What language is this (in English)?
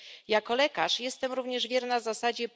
Polish